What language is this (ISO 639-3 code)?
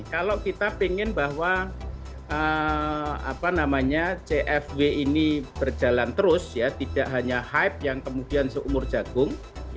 ind